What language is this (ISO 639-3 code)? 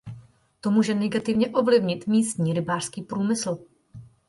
ces